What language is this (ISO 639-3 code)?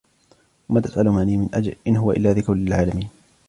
ara